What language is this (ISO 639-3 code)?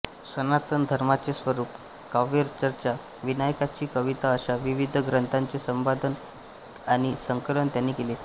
mar